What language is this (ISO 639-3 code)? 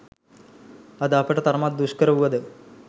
sin